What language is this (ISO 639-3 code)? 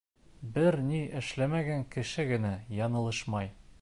bak